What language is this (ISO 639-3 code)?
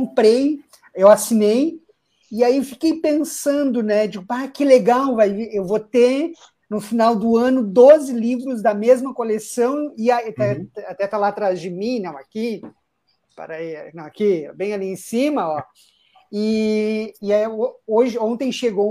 por